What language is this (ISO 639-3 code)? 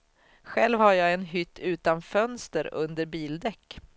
swe